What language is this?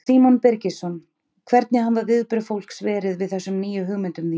Icelandic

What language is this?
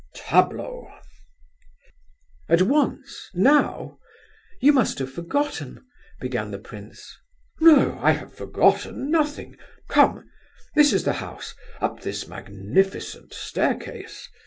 English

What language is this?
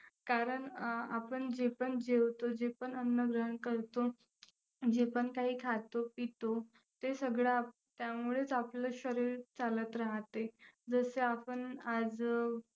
Marathi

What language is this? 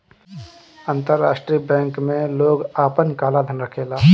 Bhojpuri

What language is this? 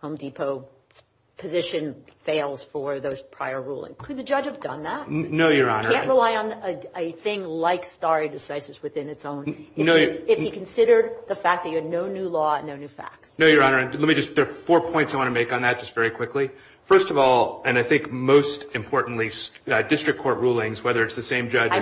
English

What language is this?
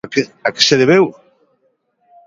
Galician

